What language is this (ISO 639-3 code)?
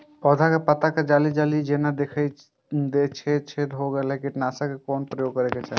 mai